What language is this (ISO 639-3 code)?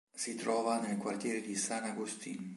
ita